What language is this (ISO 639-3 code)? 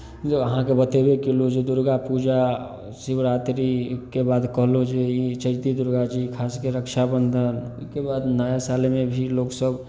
mai